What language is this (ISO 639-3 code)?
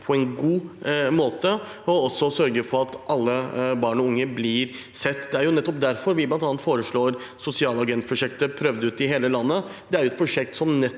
nor